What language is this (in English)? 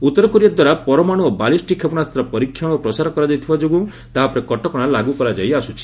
Odia